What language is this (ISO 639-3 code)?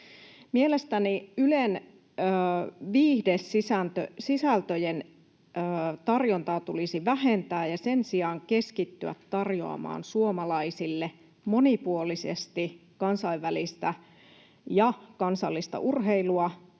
fin